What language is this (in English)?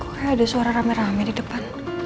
Indonesian